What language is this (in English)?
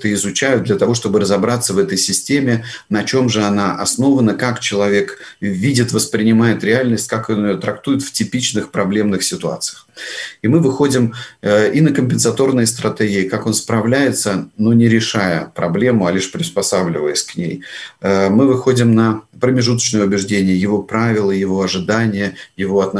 Russian